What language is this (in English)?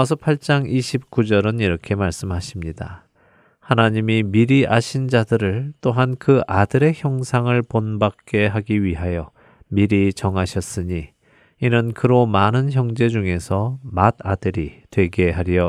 Korean